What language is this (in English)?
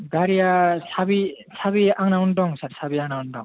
Bodo